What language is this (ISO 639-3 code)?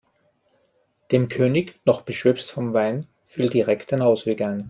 deu